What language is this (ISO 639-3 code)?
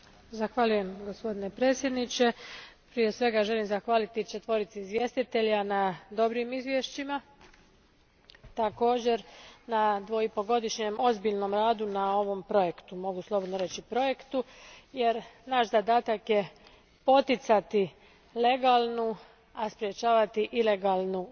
hrv